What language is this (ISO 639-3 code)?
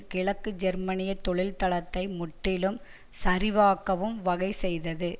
tam